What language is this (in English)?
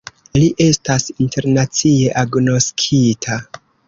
Esperanto